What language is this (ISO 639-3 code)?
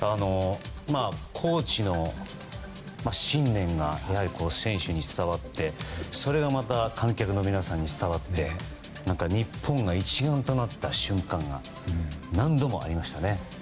jpn